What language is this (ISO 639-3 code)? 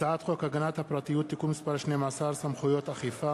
heb